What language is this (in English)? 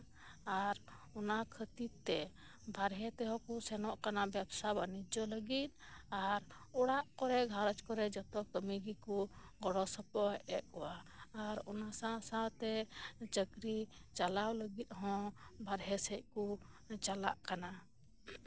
Santali